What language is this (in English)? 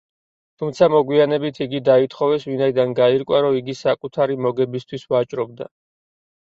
Georgian